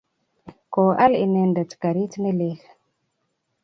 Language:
Kalenjin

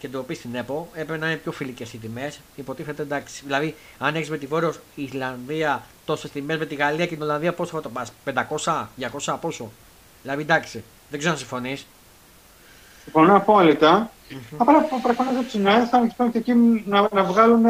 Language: Greek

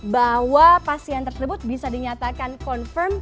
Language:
Indonesian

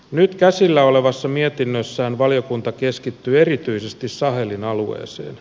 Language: Finnish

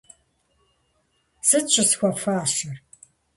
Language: Kabardian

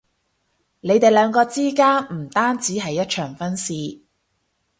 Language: Cantonese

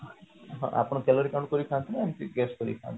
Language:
Odia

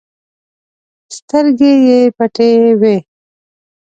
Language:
Pashto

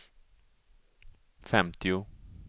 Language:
Swedish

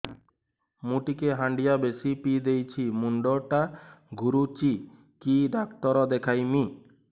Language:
Odia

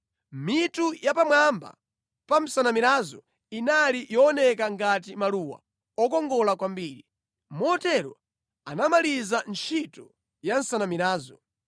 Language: Nyanja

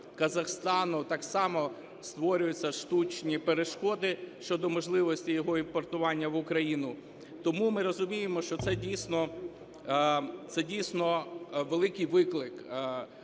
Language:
Ukrainian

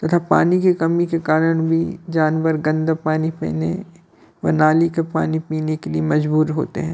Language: Hindi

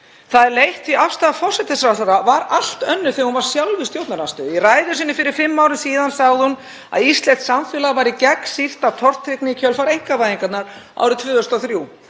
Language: Icelandic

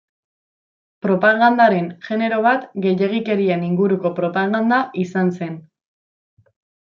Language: Basque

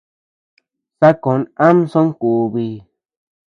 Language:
Tepeuxila Cuicatec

